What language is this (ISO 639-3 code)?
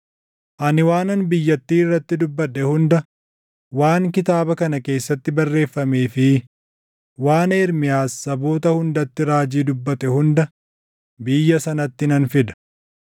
orm